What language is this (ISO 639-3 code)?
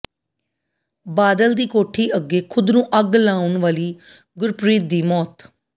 pan